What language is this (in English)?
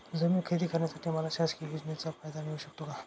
Marathi